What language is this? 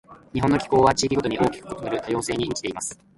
Japanese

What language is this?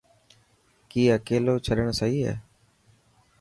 Dhatki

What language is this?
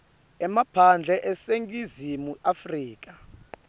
Swati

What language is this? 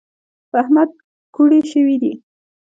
Pashto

